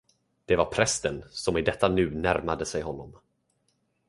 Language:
Swedish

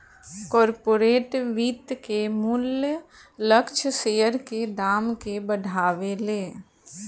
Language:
Bhojpuri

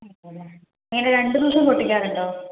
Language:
Malayalam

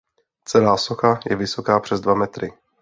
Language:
Czech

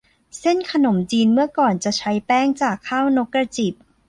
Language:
Thai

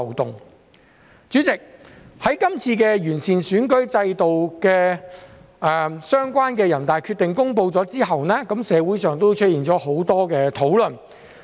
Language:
Cantonese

